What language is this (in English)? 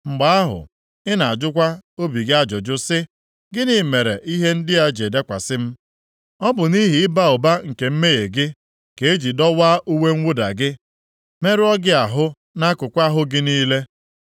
Igbo